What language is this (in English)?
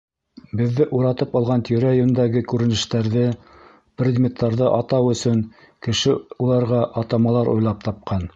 Bashkir